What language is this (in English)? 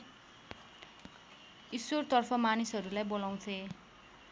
Nepali